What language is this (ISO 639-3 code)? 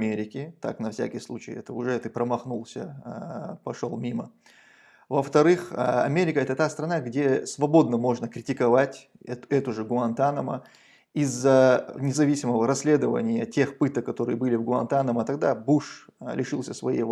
rus